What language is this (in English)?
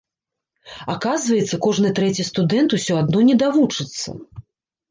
Belarusian